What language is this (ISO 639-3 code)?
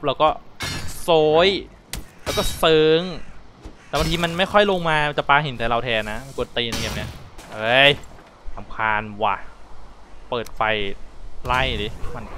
tha